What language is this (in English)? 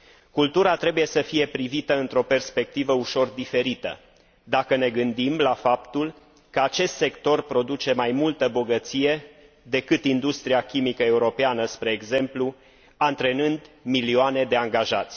Romanian